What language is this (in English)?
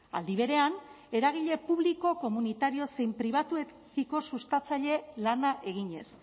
Basque